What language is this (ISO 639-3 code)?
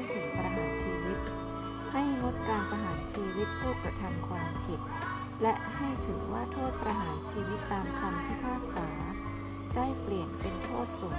tha